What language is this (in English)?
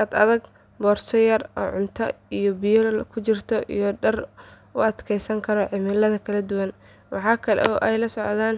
Somali